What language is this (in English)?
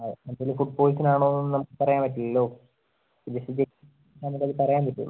Malayalam